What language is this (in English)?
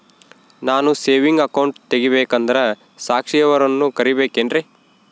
Kannada